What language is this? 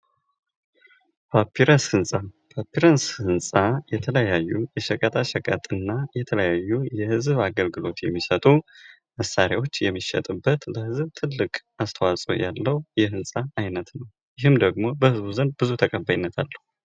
Amharic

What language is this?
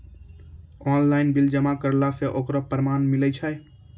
Maithili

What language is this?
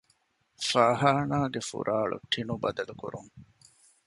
Divehi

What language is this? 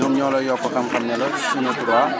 Wolof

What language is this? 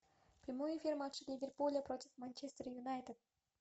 Russian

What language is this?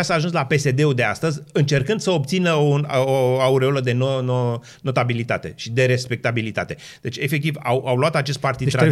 Romanian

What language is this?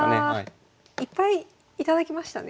Japanese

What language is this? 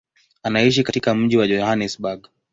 Swahili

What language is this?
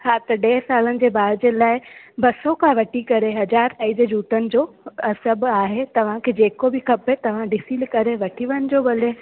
Sindhi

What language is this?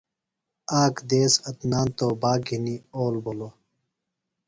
Phalura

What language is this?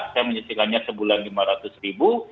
Indonesian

